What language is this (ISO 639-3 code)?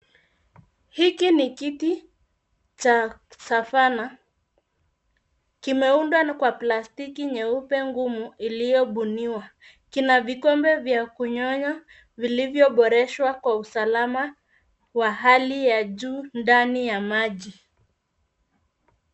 swa